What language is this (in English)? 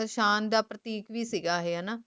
Punjabi